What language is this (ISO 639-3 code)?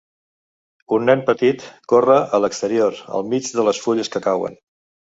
cat